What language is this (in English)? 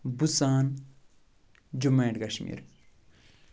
Kashmiri